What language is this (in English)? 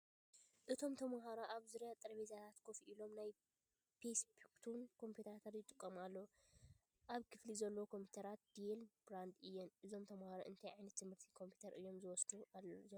Tigrinya